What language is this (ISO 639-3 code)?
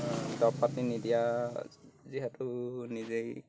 asm